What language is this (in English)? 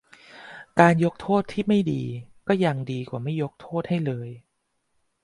Thai